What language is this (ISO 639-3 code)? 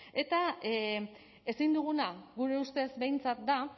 eus